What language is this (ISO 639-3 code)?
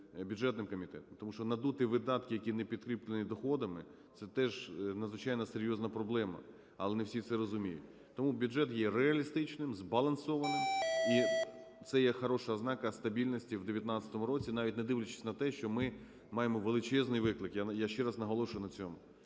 ukr